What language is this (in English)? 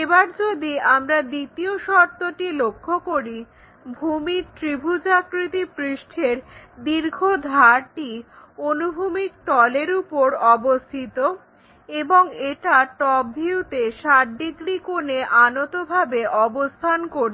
Bangla